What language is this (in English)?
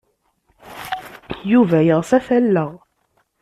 Kabyle